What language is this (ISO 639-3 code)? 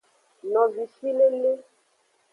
ajg